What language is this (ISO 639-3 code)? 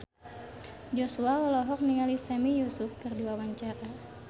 sun